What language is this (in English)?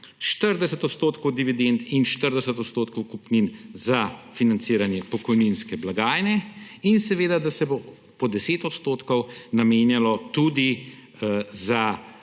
Slovenian